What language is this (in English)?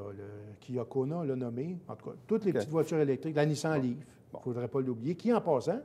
French